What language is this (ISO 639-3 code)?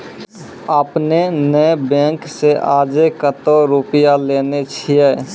mai